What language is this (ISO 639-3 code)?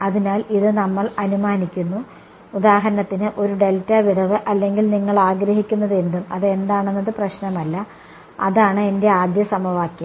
mal